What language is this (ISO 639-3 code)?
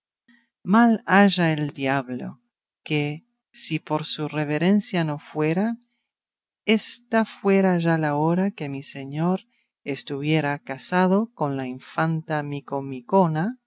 spa